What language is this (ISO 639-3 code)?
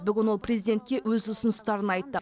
kaz